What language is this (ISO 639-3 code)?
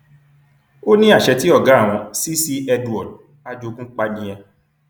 yor